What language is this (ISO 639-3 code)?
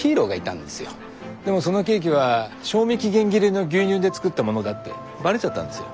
jpn